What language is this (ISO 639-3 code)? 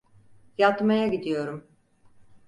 tur